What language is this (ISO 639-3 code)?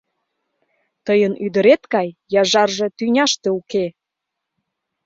chm